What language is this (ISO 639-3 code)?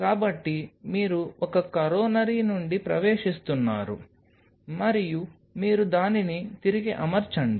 tel